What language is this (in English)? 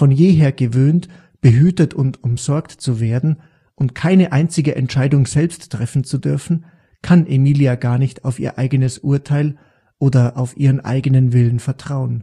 German